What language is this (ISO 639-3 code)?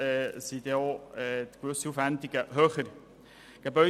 gsw